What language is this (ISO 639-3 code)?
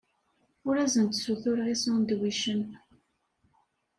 kab